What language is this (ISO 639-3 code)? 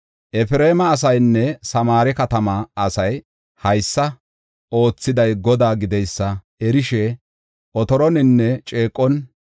gof